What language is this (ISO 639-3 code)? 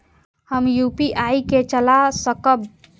mai